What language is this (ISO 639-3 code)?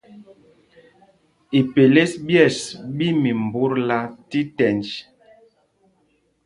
mgg